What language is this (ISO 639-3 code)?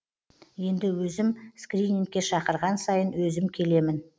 kaz